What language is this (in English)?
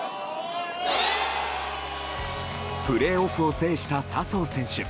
Japanese